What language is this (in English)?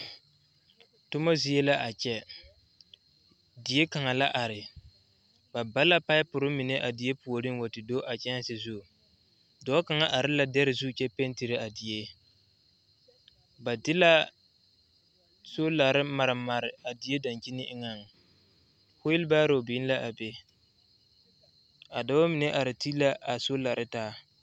Southern Dagaare